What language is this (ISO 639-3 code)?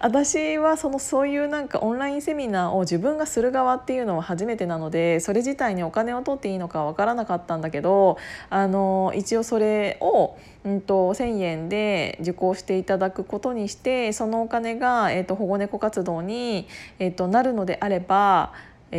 jpn